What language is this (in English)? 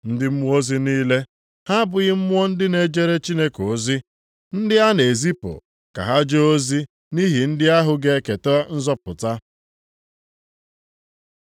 Igbo